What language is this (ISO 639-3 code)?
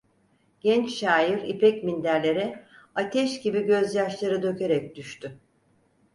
tur